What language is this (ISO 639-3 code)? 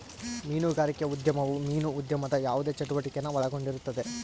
kan